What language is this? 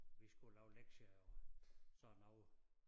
Danish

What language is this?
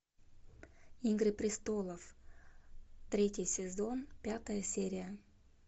Russian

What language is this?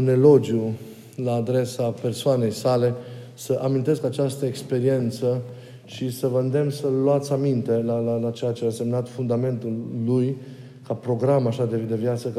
Romanian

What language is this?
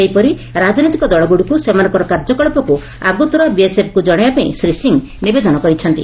Odia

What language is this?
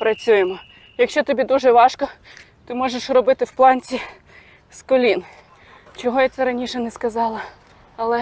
Ukrainian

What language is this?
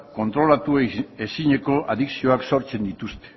Basque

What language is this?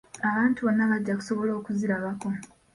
Ganda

